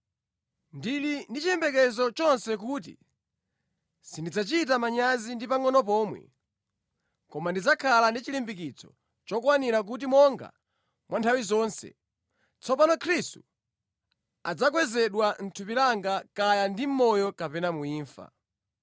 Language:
Nyanja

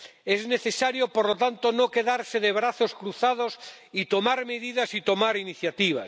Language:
Spanish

